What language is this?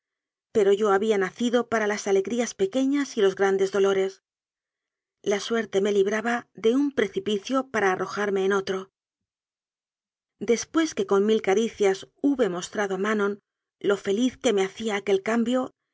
Spanish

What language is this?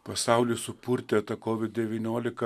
Lithuanian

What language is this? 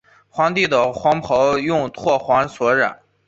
Chinese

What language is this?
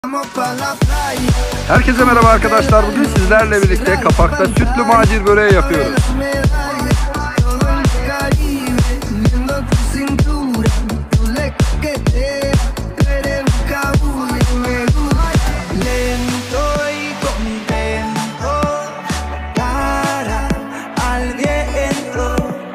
Turkish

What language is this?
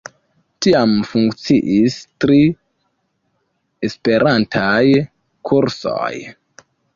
Esperanto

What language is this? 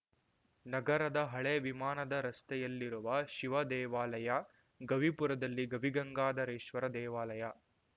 Kannada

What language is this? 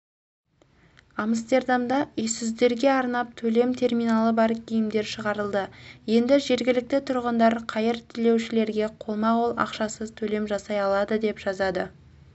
Kazakh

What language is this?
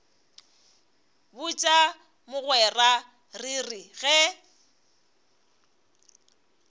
Northern Sotho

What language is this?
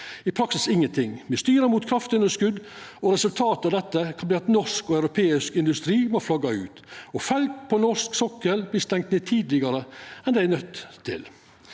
Norwegian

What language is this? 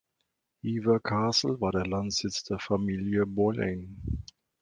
German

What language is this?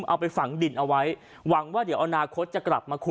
Thai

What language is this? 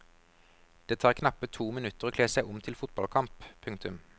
Norwegian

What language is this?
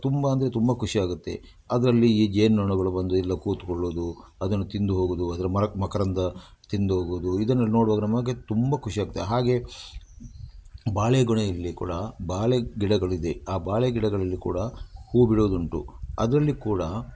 Kannada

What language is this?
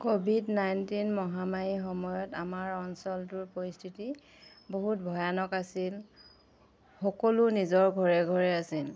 Assamese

